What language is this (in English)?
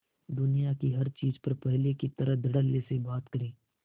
Hindi